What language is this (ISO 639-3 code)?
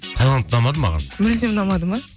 kaz